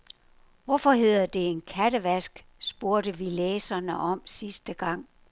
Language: Danish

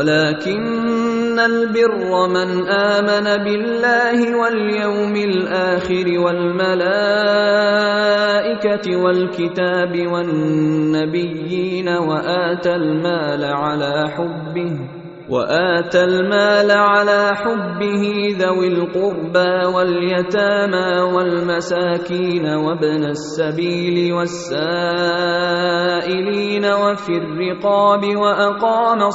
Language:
Arabic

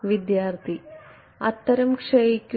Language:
Malayalam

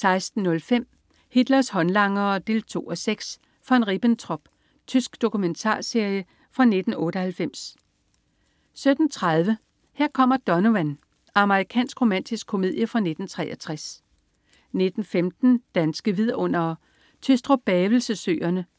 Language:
Danish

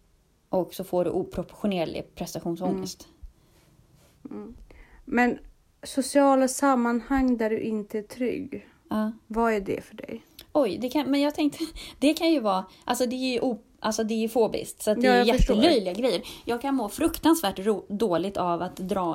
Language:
Swedish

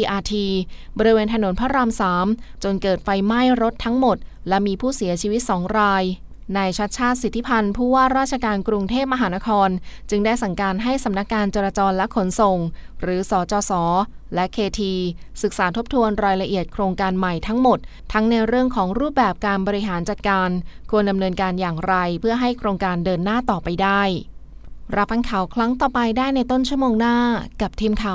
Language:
Thai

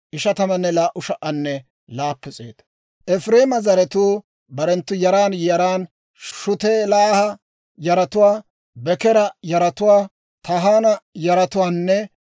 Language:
Dawro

